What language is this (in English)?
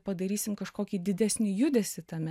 Lithuanian